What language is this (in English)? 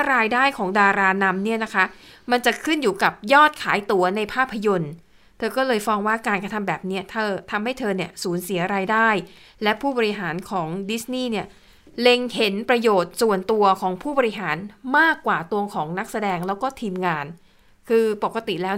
Thai